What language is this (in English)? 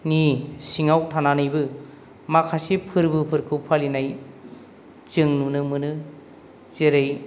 Bodo